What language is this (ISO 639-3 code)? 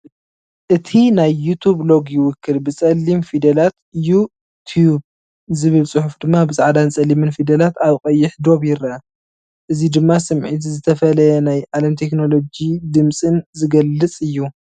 tir